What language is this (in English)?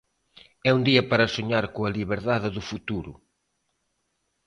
Galician